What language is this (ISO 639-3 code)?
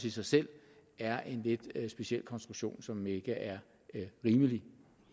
dan